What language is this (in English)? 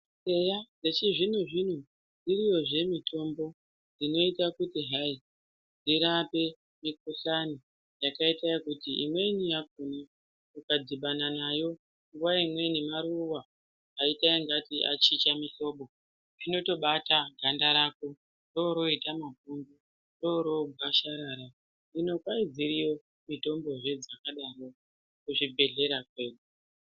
Ndau